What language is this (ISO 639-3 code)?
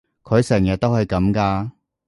yue